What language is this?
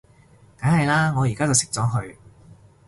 Cantonese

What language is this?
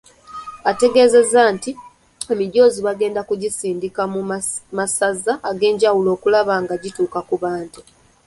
Ganda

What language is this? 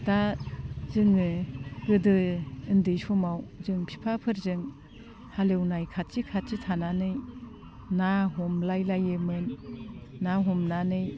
Bodo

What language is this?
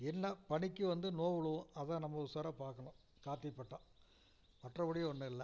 Tamil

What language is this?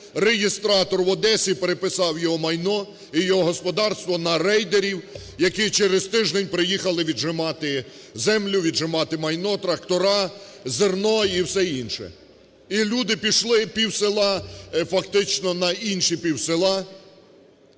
Ukrainian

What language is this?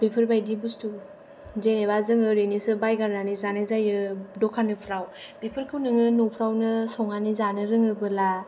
Bodo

